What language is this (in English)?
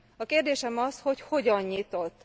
Hungarian